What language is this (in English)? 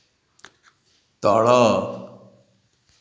Odia